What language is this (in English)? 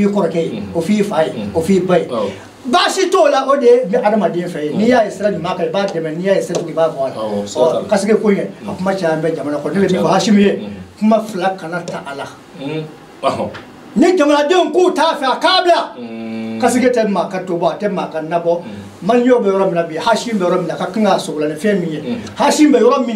Arabic